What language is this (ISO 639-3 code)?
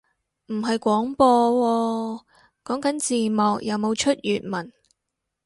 yue